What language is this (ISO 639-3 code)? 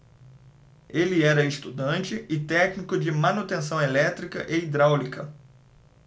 por